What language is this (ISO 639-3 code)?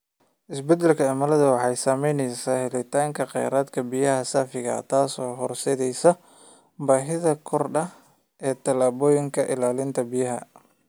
som